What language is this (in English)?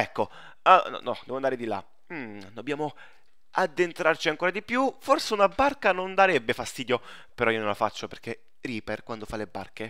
Italian